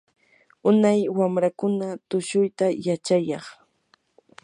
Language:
Yanahuanca Pasco Quechua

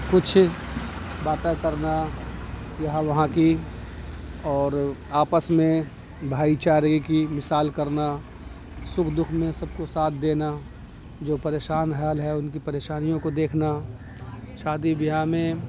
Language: Urdu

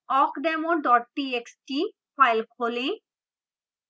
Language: Hindi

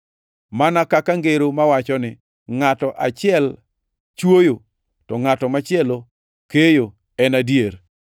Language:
Luo (Kenya and Tanzania)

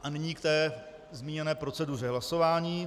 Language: Czech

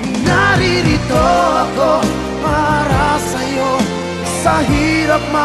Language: Indonesian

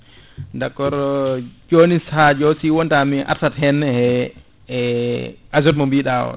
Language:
Fula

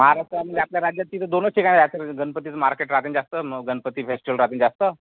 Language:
Marathi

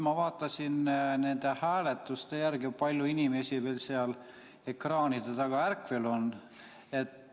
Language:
Estonian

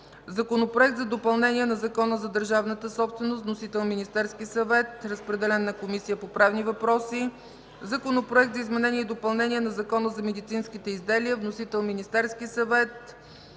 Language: Bulgarian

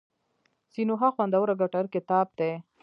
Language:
Pashto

